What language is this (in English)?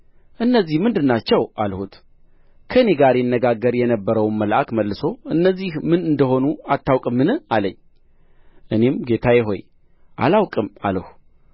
Amharic